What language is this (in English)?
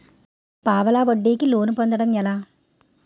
Telugu